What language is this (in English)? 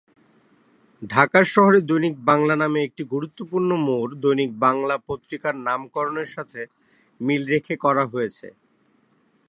Bangla